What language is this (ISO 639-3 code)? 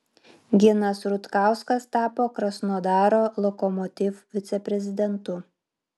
lit